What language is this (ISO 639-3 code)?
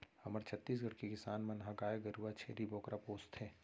hne